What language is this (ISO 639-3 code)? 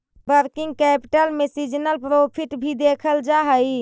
mag